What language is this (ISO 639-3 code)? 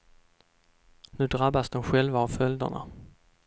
swe